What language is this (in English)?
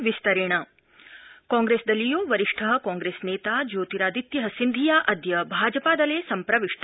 Sanskrit